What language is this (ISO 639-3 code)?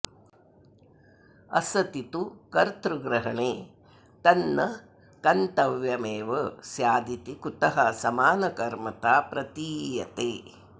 san